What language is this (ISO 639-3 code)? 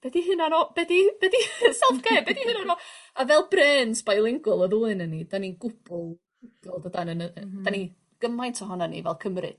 cym